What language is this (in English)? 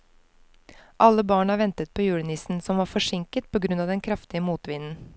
Norwegian